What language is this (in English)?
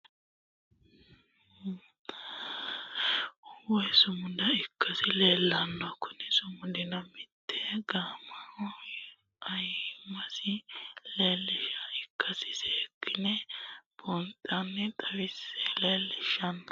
Sidamo